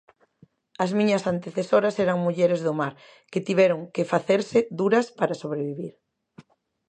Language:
Galician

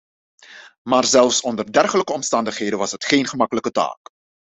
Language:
Dutch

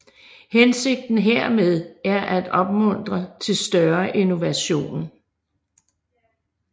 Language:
Danish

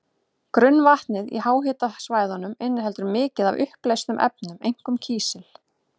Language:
Icelandic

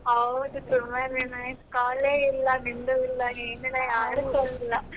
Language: Kannada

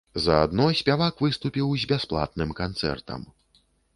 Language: Belarusian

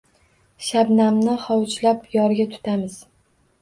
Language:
Uzbek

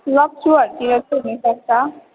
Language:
Nepali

